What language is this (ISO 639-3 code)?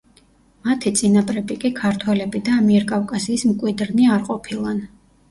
kat